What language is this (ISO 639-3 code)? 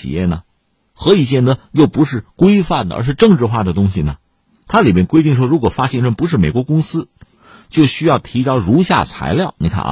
zho